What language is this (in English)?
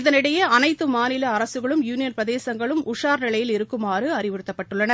Tamil